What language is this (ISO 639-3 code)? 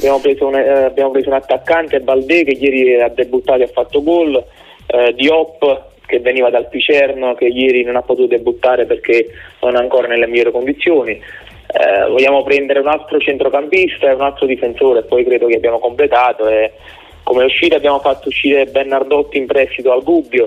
ita